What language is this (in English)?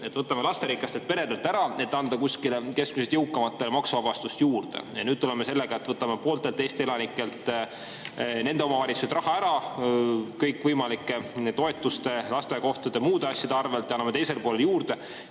Estonian